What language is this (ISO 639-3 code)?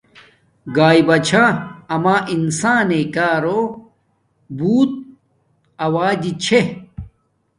dmk